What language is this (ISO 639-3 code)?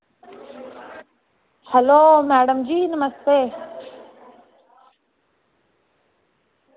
doi